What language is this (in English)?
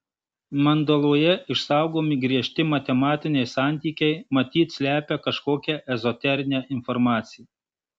Lithuanian